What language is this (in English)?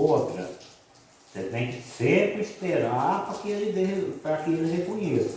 Portuguese